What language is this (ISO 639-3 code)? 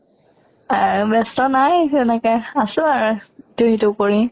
asm